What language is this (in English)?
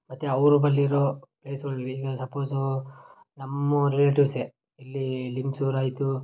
Kannada